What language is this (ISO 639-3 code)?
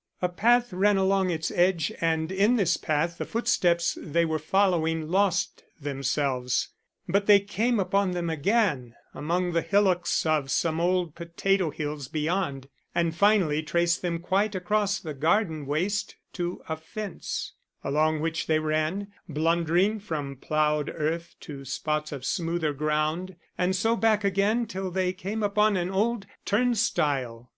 eng